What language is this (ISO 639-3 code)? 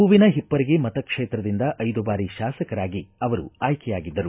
kan